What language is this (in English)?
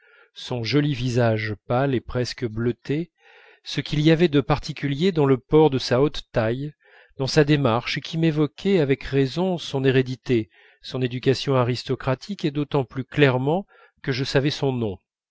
French